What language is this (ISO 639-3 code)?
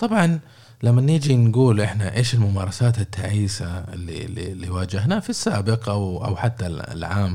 ara